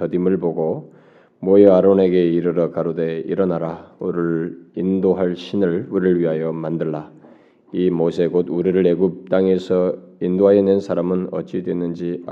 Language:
Korean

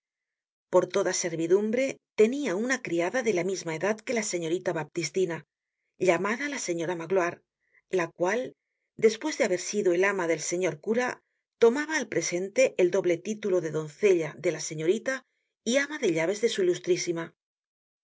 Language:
Spanish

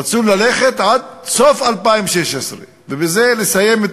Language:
Hebrew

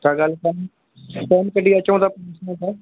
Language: Sindhi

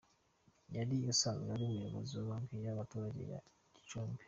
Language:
Kinyarwanda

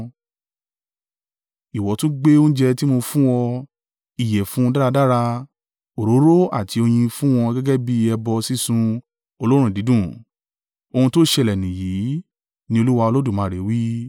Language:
Yoruba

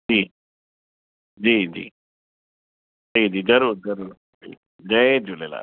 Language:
Sindhi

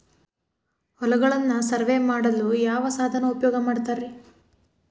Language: Kannada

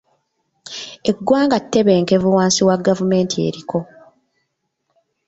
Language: Ganda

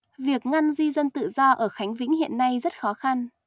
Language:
Vietnamese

